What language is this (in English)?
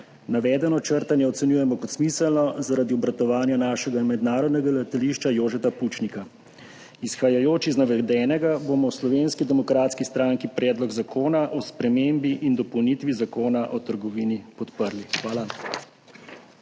Slovenian